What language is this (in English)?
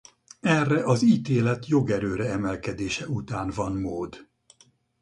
Hungarian